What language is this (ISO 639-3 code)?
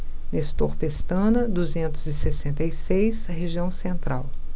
por